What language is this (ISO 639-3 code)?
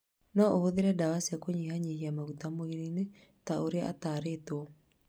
kik